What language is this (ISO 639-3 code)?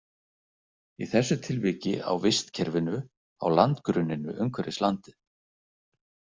isl